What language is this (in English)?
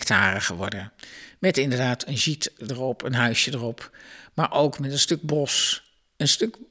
Dutch